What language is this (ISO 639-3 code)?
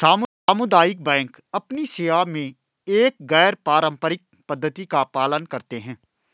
hin